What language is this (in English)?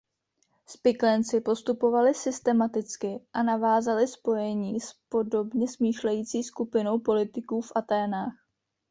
Czech